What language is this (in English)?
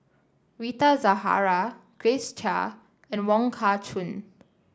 English